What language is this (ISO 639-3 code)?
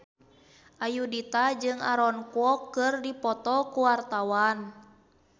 sun